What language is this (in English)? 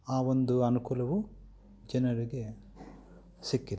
Kannada